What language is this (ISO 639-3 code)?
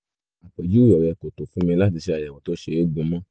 yor